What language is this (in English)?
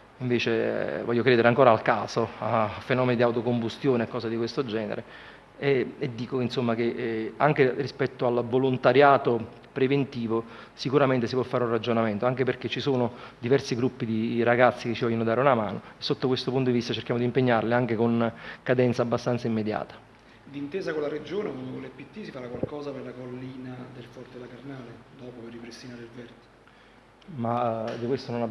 Italian